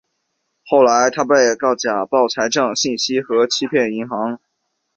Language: Chinese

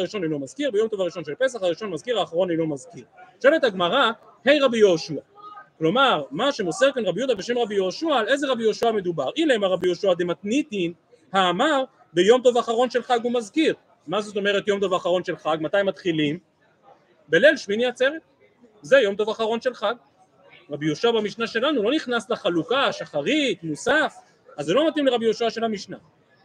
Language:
Hebrew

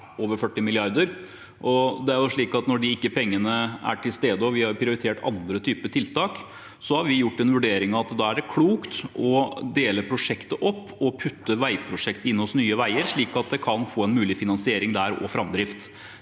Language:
Norwegian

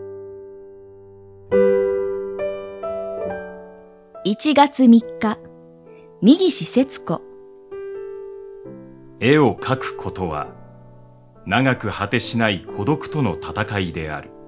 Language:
Japanese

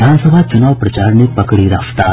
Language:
Hindi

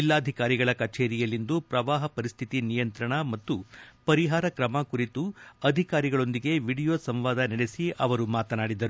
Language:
Kannada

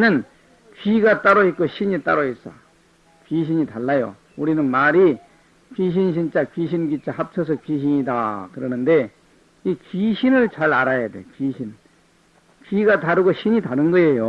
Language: Korean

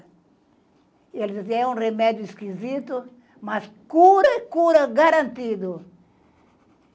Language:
Portuguese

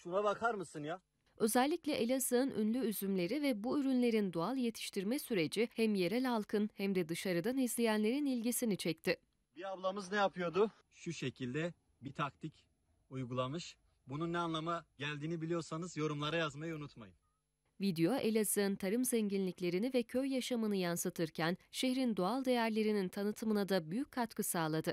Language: Turkish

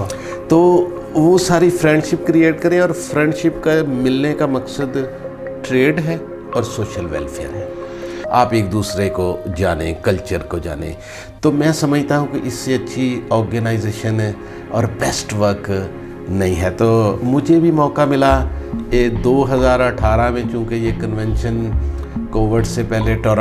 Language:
Hindi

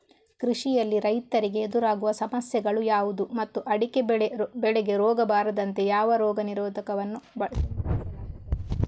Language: Kannada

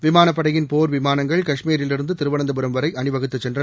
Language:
Tamil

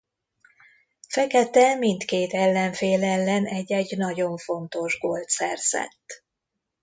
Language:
Hungarian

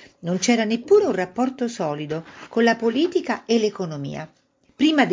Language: Italian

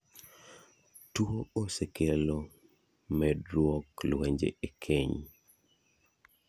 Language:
Luo (Kenya and Tanzania)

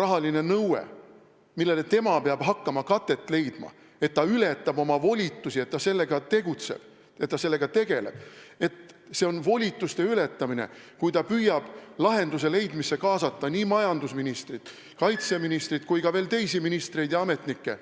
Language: Estonian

